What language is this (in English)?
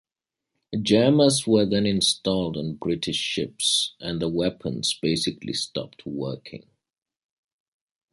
English